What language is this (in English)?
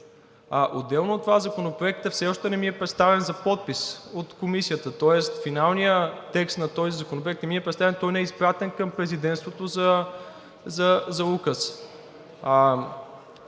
Bulgarian